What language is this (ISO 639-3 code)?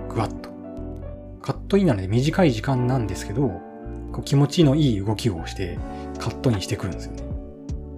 jpn